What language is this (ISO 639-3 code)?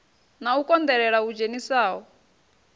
ven